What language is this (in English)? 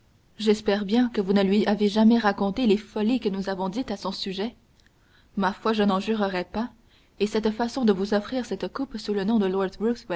French